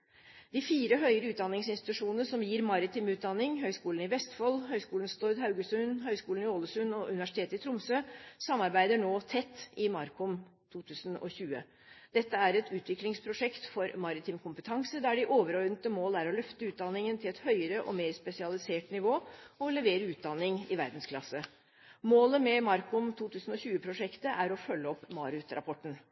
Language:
Norwegian Bokmål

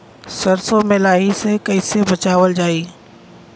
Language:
Bhojpuri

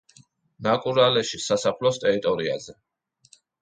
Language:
Georgian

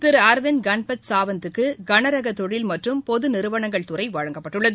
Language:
Tamil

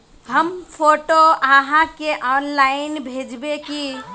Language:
Magahi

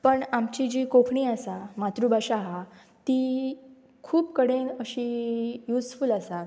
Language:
Konkani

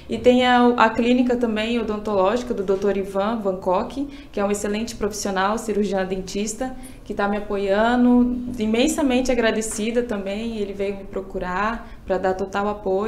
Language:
Portuguese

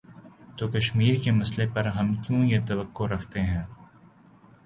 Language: Urdu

